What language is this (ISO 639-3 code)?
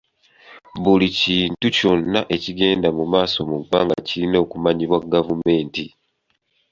lug